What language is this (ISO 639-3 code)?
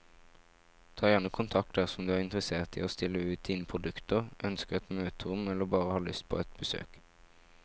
nor